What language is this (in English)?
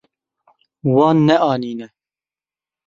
Kurdish